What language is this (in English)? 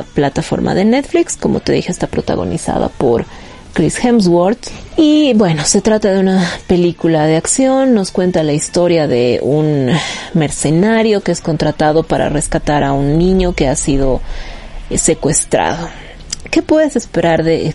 Spanish